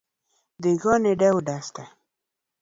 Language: Luo (Kenya and Tanzania)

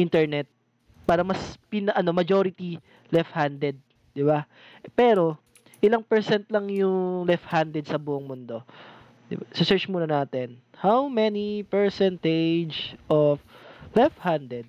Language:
Filipino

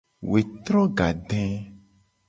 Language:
Gen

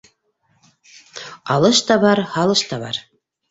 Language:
Bashkir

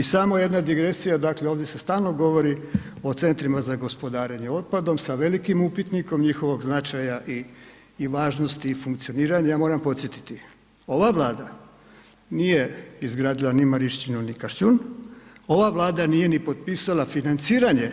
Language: Croatian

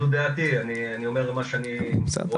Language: Hebrew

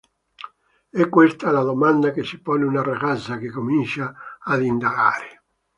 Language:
Italian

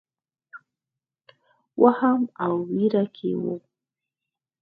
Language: Pashto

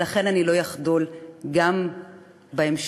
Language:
Hebrew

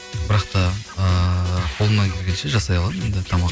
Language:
Kazakh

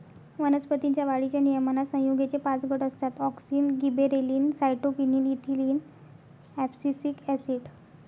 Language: Marathi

